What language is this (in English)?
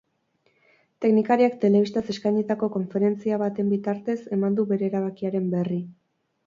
Basque